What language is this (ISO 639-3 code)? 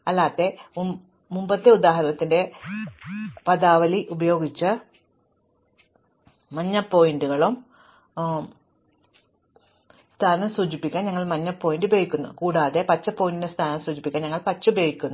mal